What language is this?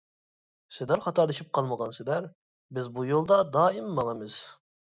Uyghur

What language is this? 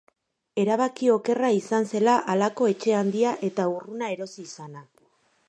Basque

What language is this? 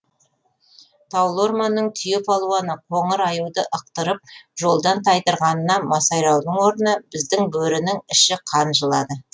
Kazakh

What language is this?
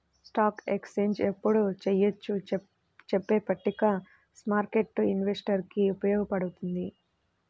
Telugu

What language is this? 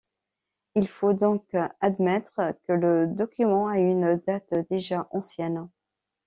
French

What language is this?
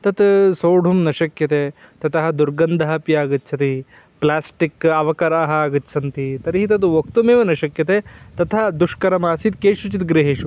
Sanskrit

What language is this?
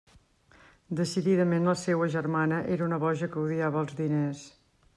Catalan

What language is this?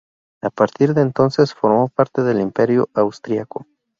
Spanish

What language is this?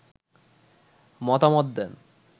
Bangla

